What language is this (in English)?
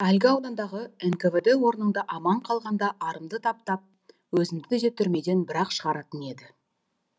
Kazakh